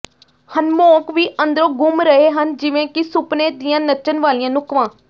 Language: Punjabi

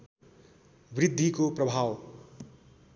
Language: Nepali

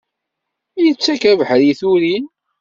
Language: Kabyle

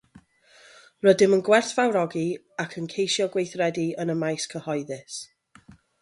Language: Welsh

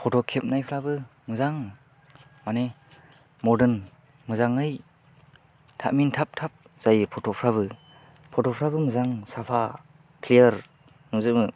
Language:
Bodo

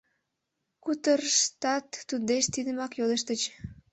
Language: Mari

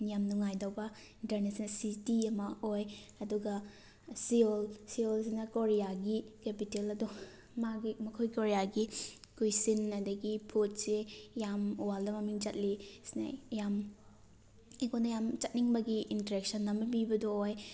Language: Manipuri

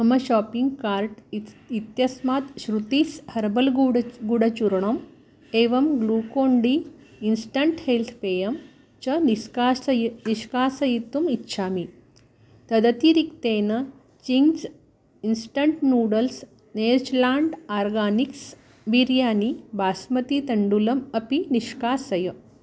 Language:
Sanskrit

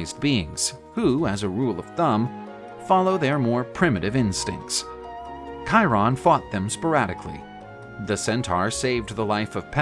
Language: English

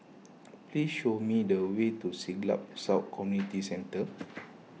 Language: English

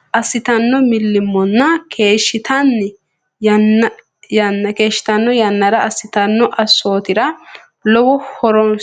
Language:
Sidamo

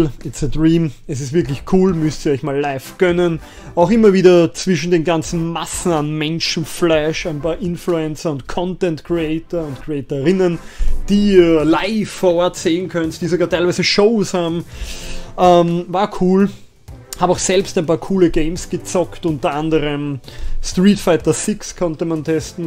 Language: German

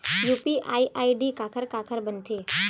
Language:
Chhattisgarhi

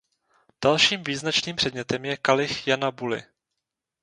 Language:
Czech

